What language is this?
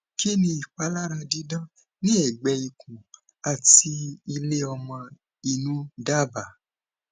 Yoruba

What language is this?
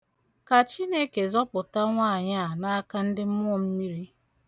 Igbo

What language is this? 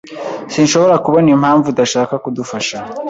Kinyarwanda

